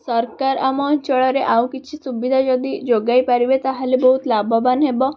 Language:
Odia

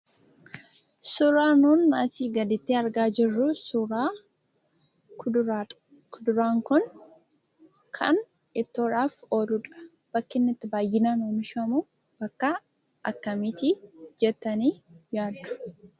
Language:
Oromo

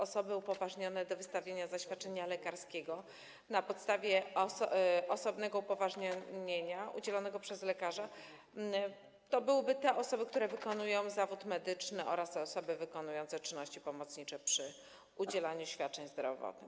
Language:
Polish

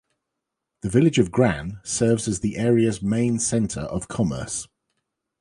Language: English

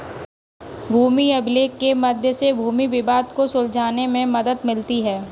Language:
Hindi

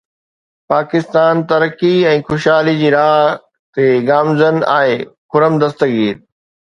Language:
Sindhi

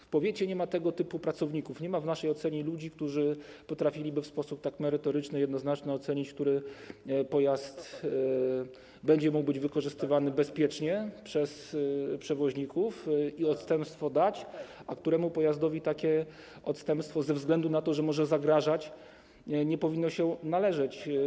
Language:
Polish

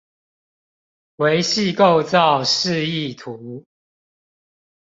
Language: Chinese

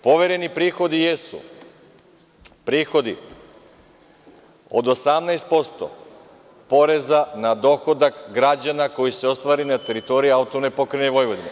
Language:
Serbian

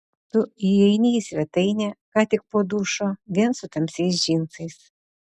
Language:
Lithuanian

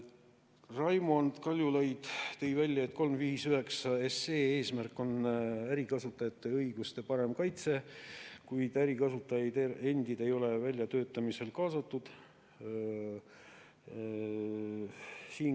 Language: Estonian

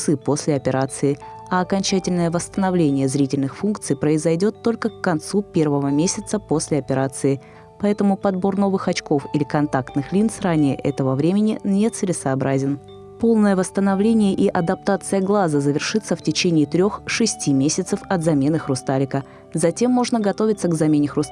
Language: Russian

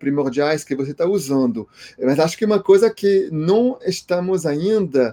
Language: Portuguese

